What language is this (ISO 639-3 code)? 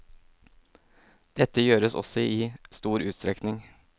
nor